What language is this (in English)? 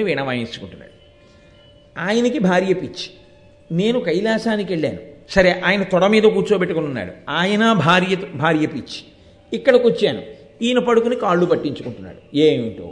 Telugu